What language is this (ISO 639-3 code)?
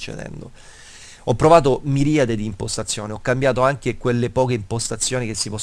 ita